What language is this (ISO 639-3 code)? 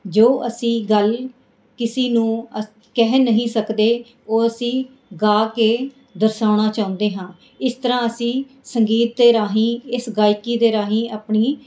pan